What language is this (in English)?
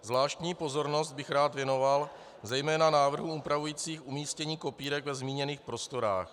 Czech